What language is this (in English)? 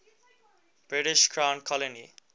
English